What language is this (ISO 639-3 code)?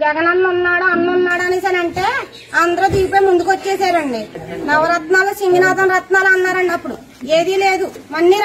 hin